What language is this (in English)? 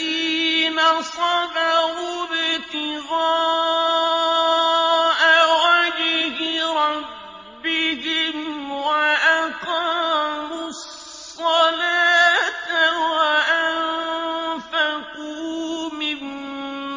Arabic